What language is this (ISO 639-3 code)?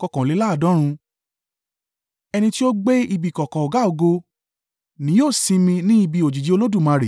yor